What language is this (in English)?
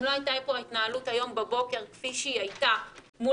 Hebrew